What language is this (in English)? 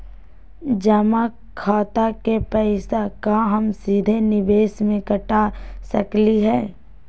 Magahi